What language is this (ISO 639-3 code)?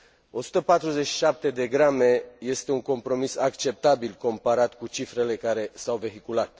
ron